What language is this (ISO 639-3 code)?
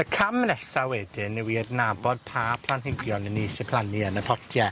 cym